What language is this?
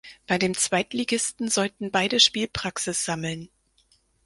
German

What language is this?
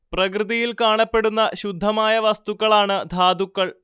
Malayalam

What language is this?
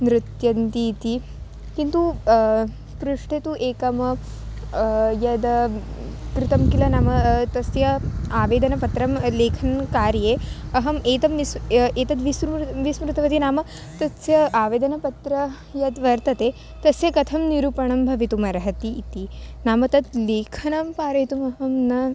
Sanskrit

